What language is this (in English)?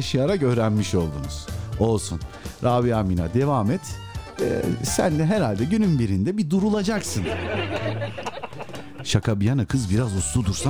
Turkish